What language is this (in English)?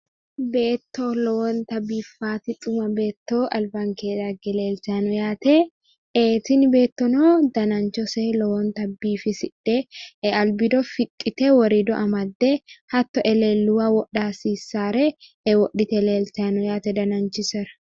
Sidamo